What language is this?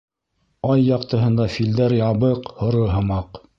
Bashkir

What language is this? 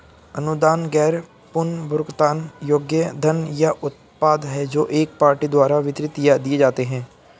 Hindi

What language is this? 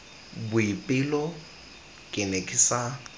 Tswana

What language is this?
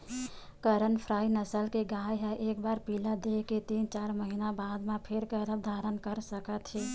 Chhattisgarhi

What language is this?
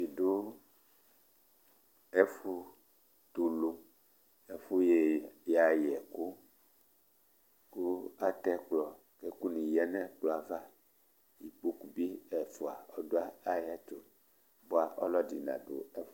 Ikposo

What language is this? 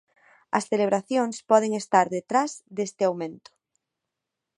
Galician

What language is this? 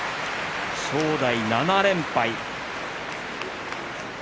Japanese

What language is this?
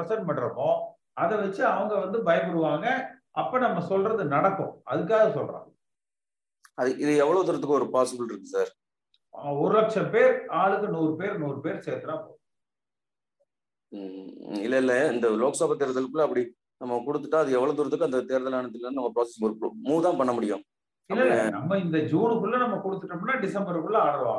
Tamil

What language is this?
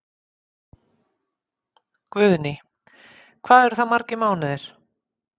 Icelandic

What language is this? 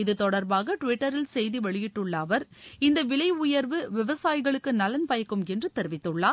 Tamil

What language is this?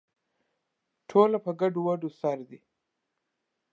Pashto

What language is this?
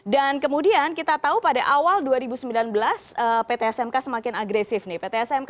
Indonesian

